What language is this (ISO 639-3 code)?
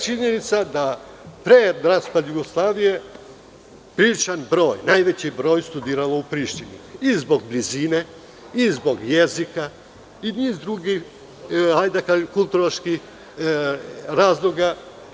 srp